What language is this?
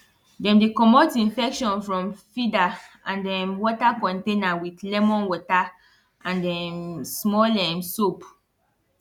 Nigerian Pidgin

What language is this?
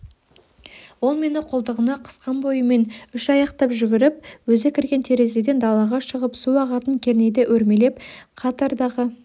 Kazakh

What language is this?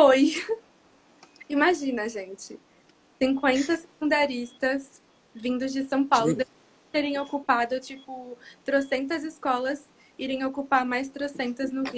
Portuguese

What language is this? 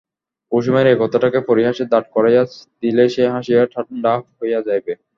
Bangla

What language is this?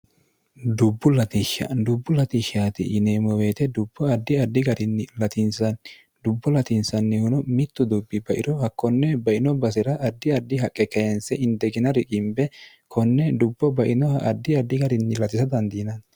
Sidamo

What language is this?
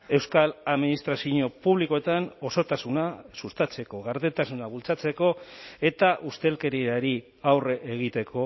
Basque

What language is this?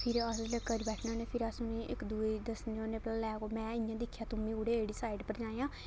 Dogri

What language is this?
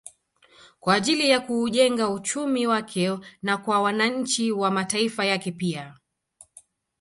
Swahili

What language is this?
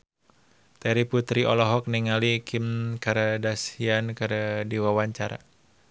Sundanese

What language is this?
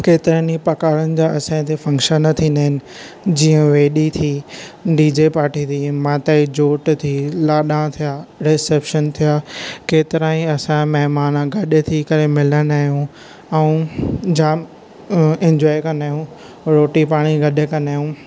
Sindhi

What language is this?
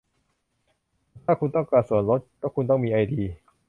Thai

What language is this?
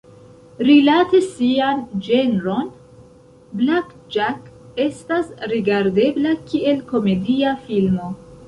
Esperanto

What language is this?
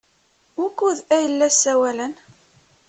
Kabyle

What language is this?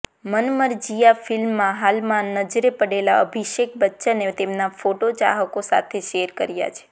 Gujarati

